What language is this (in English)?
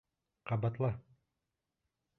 Bashkir